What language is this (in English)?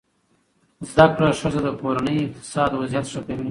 Pashto